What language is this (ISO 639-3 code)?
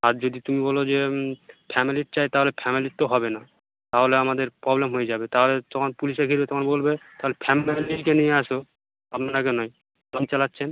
ben